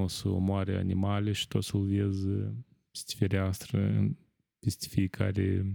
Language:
Romanian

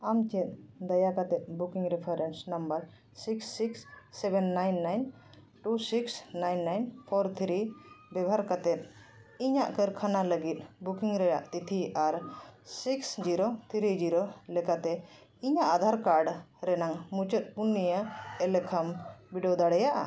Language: Santali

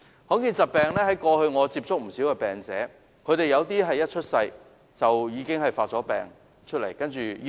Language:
Cantonese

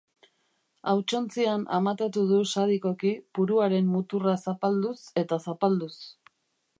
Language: Basque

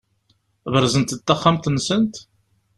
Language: Kabyle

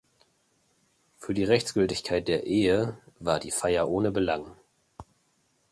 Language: German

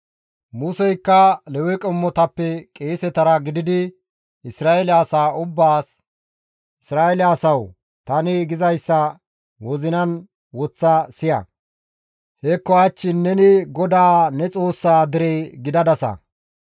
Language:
Gamo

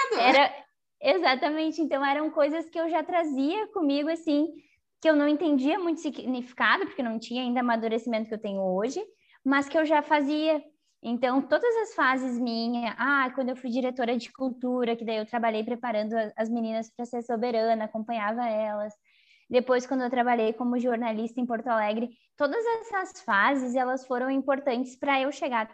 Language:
Portuguese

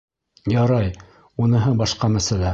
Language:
Bashkir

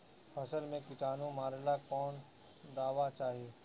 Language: Bhojpuri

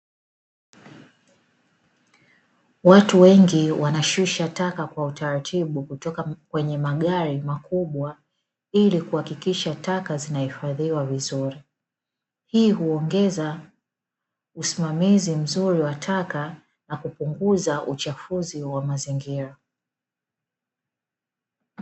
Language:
Swahili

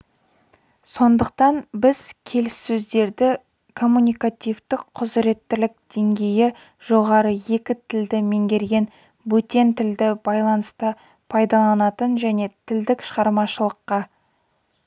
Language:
Kazakh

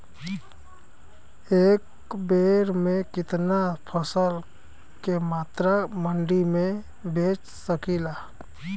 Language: Bhojpuri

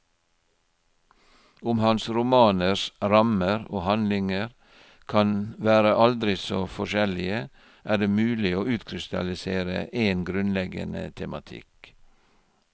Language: Norwegian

